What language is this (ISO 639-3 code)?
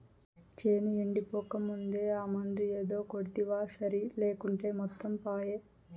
tel